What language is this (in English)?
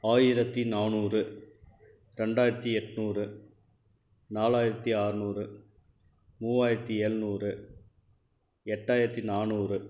Tamil